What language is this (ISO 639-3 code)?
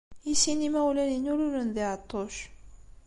kab